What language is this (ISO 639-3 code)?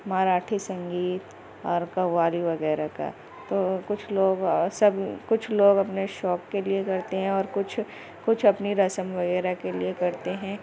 urd